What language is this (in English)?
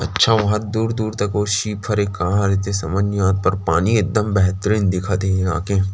Chhattisgarhi